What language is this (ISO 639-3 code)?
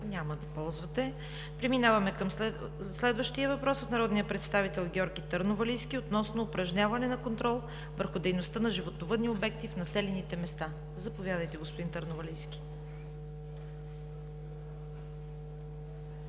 bul